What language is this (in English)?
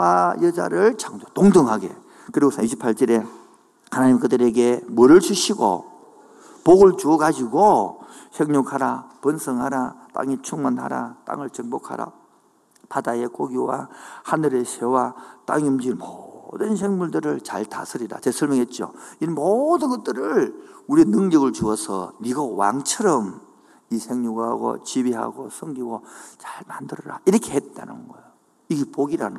Korean